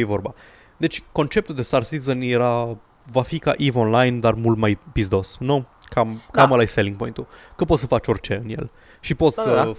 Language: Romanian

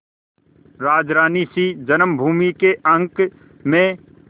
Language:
Hindi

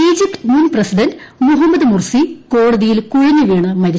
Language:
Malayalam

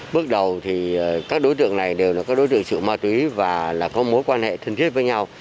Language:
Vietnamese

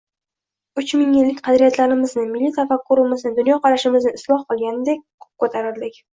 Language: Uzbek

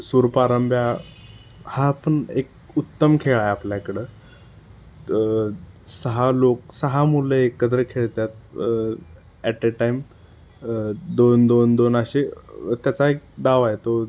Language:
Marathi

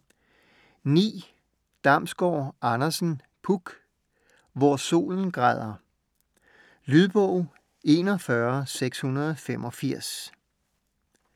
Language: Danish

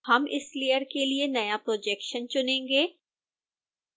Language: Hindi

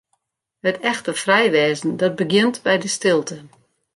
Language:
Western Frisian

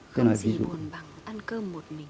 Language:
Vietnamese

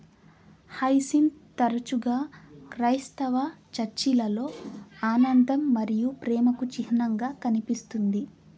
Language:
Telugu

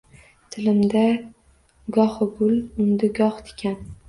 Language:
Uzbek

